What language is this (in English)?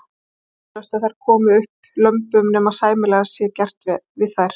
Icelandic